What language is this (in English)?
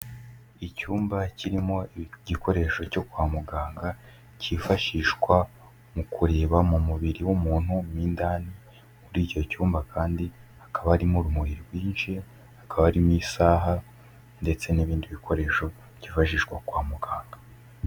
Kinyarwanda